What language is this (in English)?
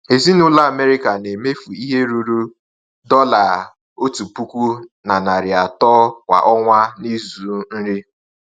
Igbo